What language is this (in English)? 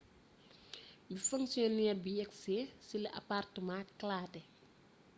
Wolof